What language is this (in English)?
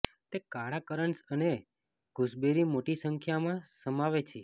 Gujarati